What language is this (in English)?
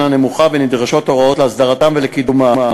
Hebrew